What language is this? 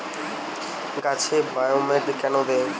Bangla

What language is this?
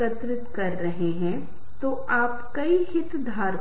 Hindi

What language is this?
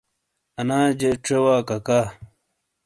Shina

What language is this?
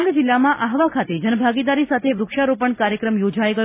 Gujarati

